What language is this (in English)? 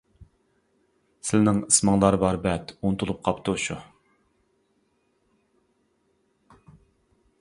Uyghur